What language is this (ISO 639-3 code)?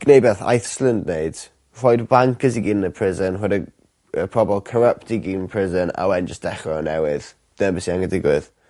cym